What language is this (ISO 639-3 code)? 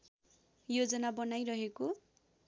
nep